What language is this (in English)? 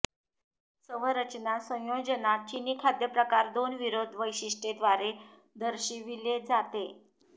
Marathi